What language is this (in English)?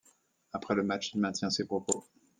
French